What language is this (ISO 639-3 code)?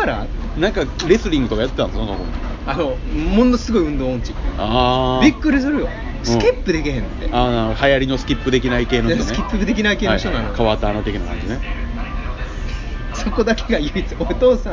jpn